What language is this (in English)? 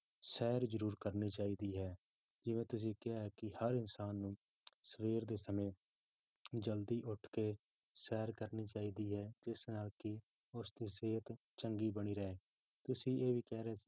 Punjabi